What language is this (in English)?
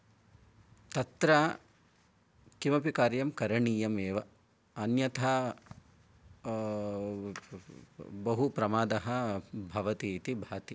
Sanskrit